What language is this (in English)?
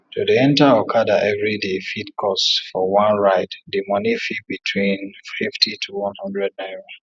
Nigerian Pidgin